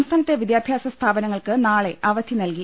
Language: Malayalam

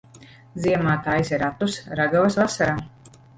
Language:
Latvian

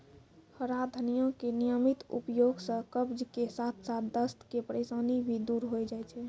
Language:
Maithili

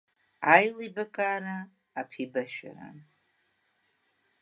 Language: Abkhazian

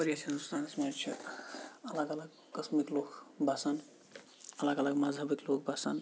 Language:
Kashmiri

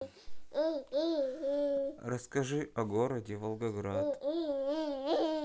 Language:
Russian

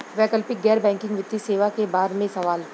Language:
Bhojpuri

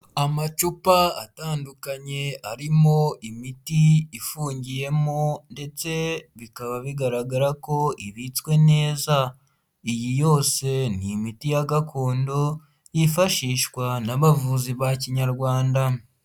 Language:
Kinyarwanda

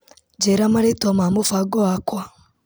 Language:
Kikuyu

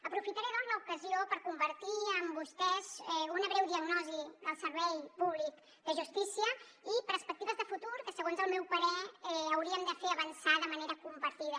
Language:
Catalan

